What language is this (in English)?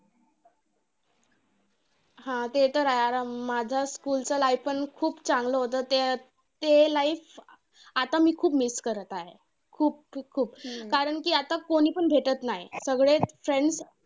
Marathi